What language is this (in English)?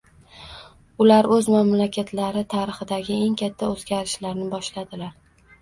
Uzbek